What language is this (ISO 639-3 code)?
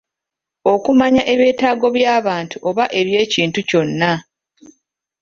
lug